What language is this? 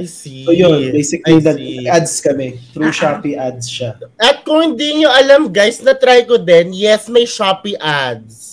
Filipino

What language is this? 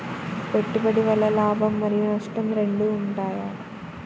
Telugu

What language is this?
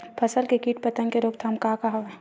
Chhattisgarhi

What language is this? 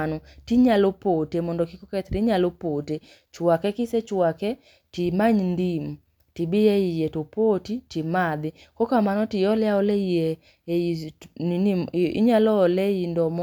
Luo (Kenya and Tanzania)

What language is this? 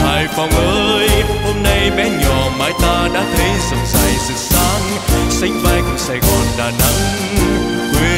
Vietnamese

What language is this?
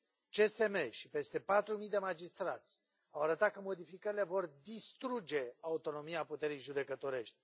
Romanian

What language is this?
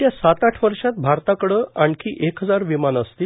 Marathi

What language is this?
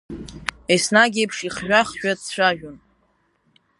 Abkhazian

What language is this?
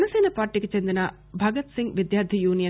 Telugu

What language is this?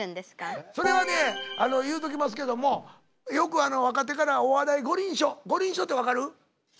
Japanese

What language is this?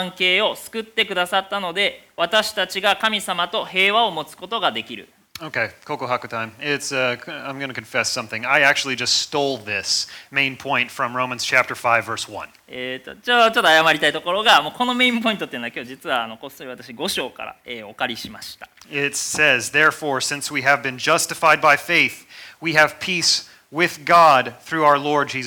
Japanese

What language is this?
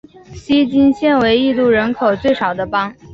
Chinese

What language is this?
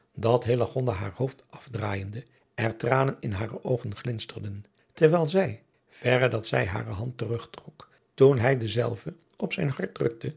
Dutch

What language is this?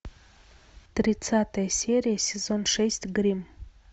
Russian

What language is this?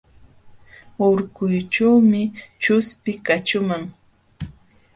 Jauja Wanca Quechua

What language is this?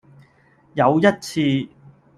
Cantonese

